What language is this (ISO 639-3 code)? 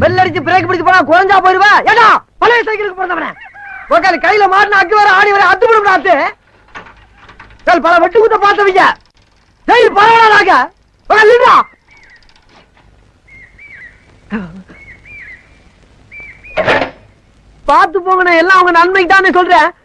tam